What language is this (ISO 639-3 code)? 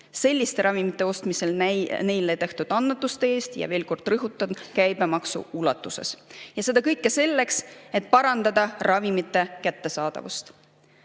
est